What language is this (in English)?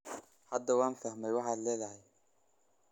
Somali